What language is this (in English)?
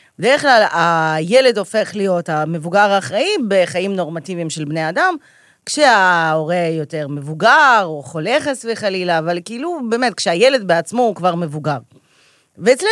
Hebrew